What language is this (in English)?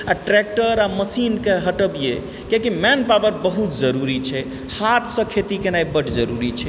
Maithili